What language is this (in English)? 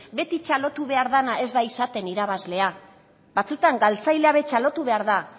Basque